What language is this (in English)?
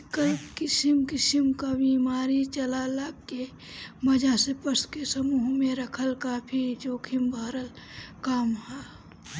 Bhojpuri